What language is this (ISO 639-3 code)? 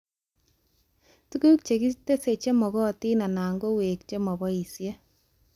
kln